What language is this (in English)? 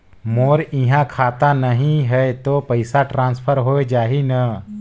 Chhattisgarhi